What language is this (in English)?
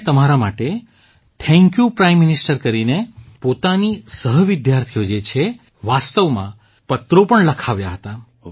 Gujarati